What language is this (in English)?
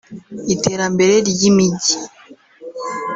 Kinyarwanda